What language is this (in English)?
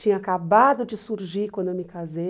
Portuguese